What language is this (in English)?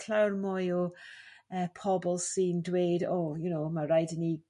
Welsh